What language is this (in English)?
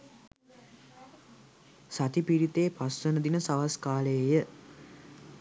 Sinhala